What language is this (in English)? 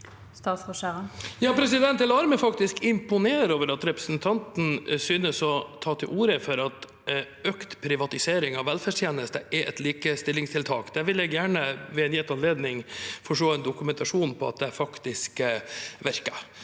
Norwegian